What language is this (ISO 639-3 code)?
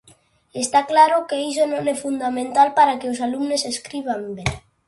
glg